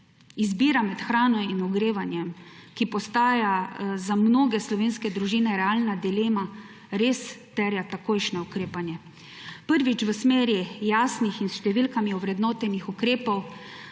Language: Slovenian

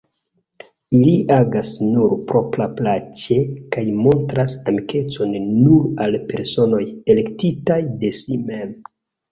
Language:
Esperanto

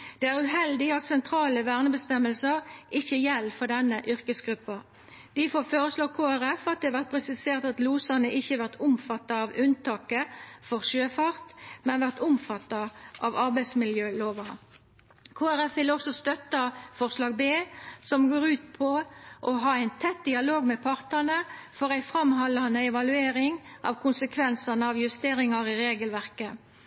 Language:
Norwegian Nynorsk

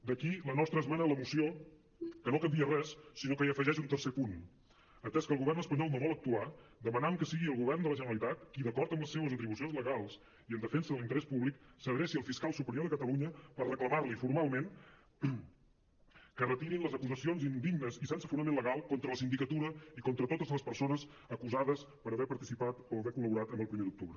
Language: Catalan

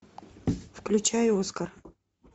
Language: Russian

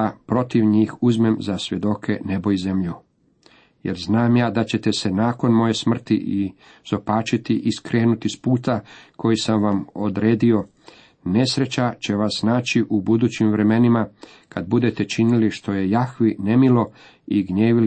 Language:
Croatian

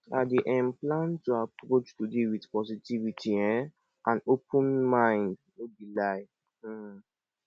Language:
Nigerian Pidgin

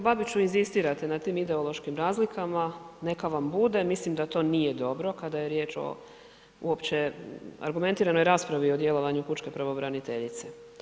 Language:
Croatian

